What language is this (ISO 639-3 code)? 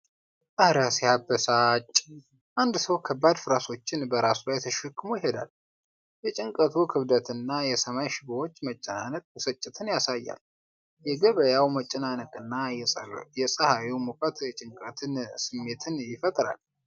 amh